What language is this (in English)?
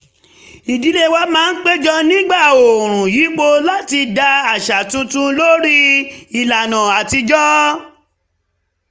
Yoruba